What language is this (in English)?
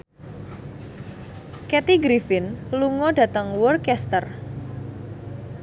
Javanese